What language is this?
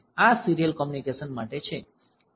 Gujarati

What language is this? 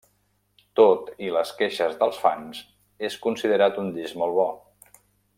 Catalan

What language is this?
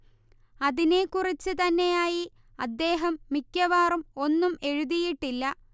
Malayalam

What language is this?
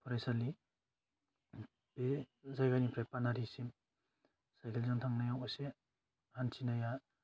Bodo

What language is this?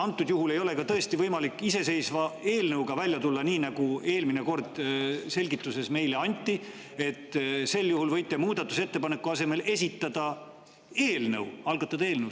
Estonian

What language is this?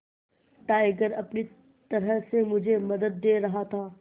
Hindi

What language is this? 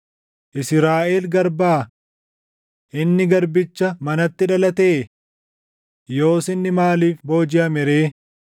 Oromo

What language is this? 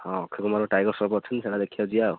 Odia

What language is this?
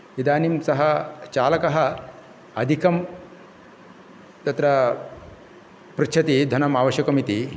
Sanskrit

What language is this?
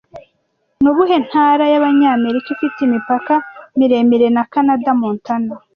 Kinyarwanda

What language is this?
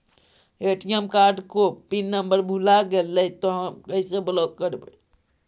Magahi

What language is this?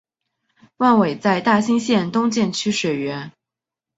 Chinese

